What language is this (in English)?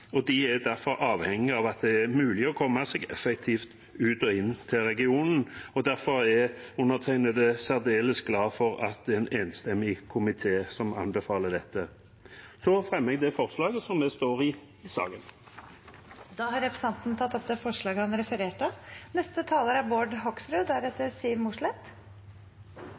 Norwegian